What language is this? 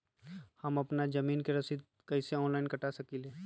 Magahi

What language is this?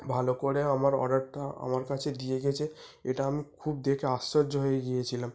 Bangla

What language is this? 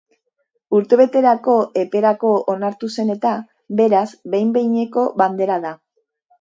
Basque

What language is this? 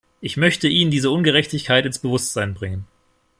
German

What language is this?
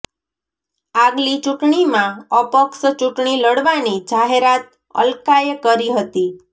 Gujarati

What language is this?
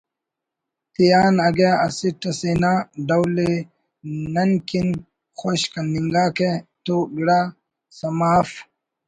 Brahui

